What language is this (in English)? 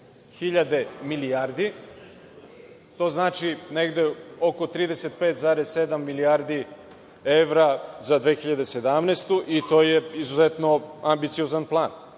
Serbian